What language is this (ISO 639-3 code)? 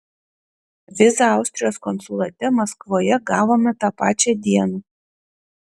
lit